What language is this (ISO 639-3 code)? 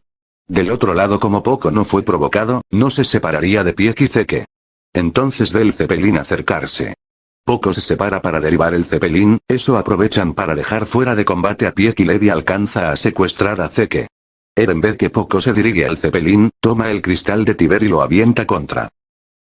spa